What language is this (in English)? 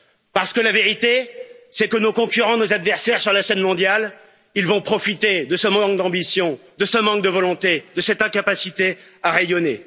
French